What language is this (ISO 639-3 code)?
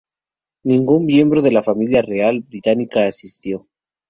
spa